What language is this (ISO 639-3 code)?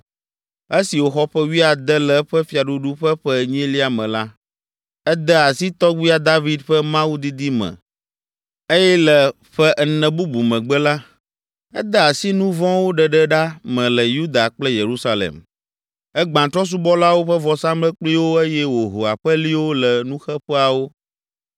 ewe